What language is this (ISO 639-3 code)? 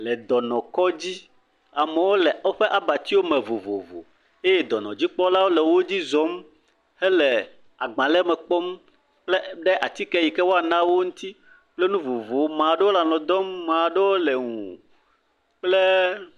ewe